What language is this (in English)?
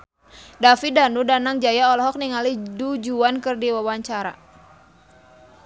Sundanese